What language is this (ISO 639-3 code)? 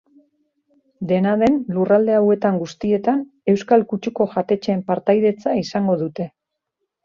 eus